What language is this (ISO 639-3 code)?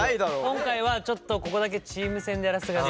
jpn